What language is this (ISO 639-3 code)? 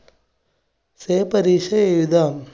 mal